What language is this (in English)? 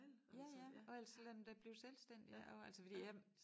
Danish